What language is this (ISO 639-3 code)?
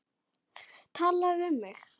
isl